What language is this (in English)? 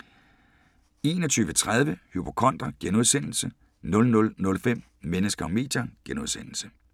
Danish